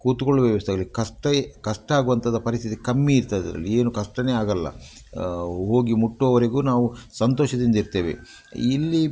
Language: Kannada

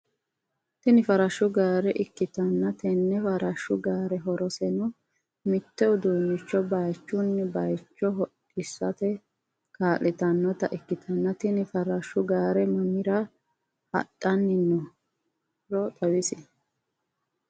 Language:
Sidamo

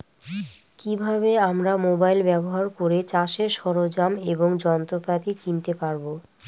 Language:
Bangla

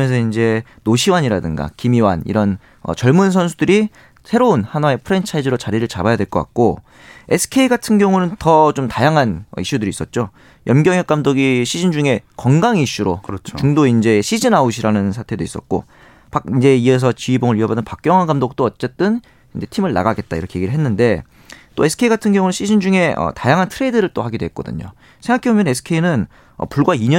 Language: Korean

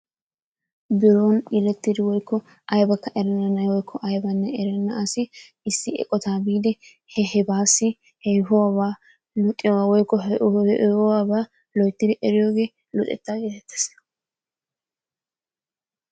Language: Wolaytta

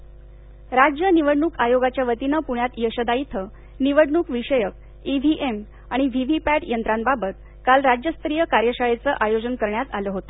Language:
Marathi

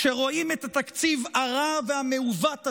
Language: Hebrew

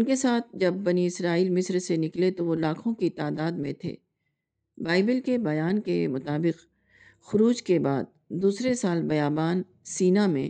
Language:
Urdu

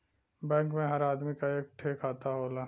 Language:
Bhojpuri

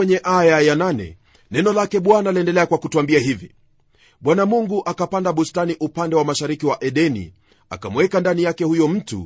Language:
Swahili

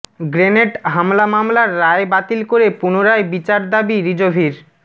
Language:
Bangla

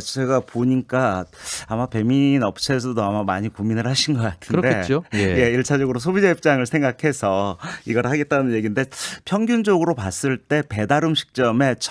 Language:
Korean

